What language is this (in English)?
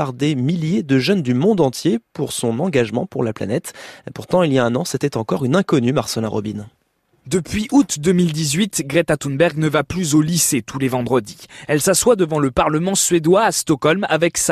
French